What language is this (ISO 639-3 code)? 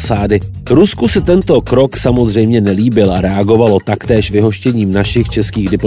ces